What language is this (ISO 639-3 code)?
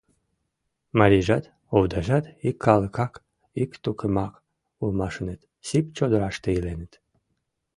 chm